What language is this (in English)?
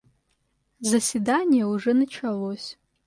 Russian